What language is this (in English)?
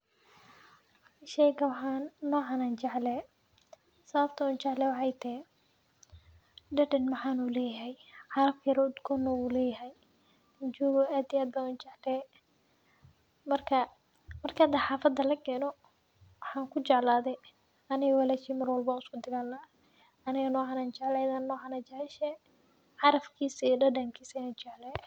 Somali